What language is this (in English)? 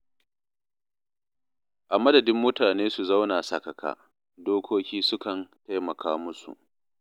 Hausa